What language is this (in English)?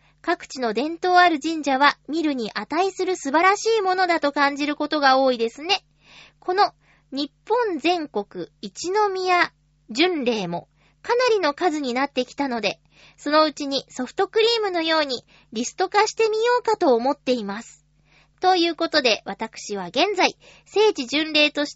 Japanese